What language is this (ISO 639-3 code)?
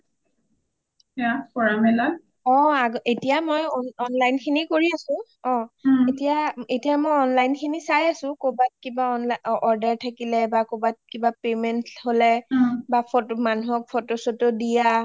asm